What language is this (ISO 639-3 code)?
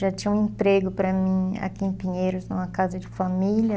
por